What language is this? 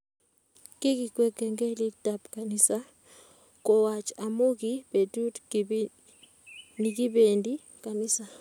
Kalenjin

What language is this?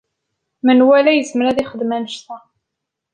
Kabyle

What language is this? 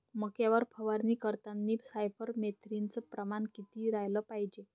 Marathi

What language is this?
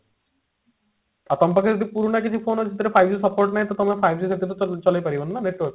Odia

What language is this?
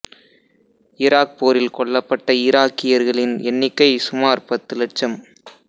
Tamil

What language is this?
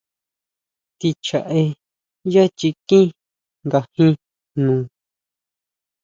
Huautla Mazatec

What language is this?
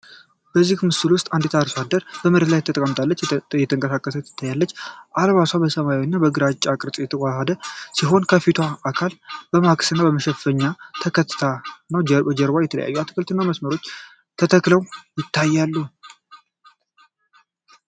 Amharic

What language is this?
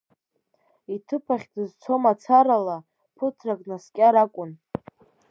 Abkhazian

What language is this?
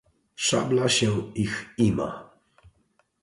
Polish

